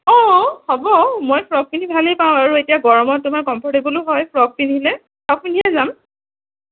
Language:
Assamese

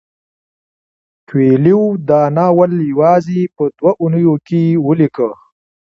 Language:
Pashto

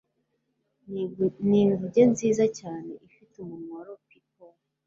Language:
Kinyarwanda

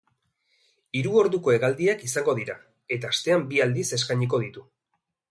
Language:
Basque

